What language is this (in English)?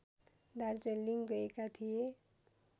Nepali